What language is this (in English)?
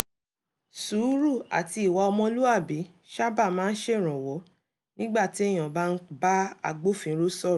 Yoruba